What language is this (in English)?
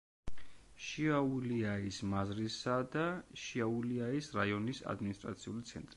Georgian